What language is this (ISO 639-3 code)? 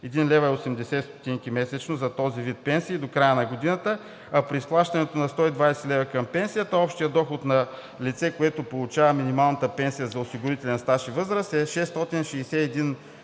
bul